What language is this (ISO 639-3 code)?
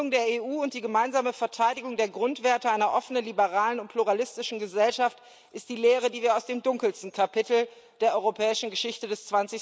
deu